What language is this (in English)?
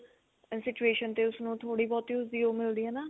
Punjabi